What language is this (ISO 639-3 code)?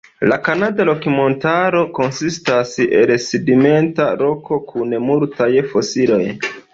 epo